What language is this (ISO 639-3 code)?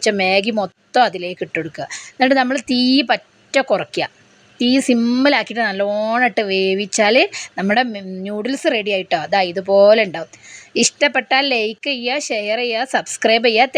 mal